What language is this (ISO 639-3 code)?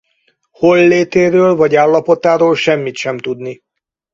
hun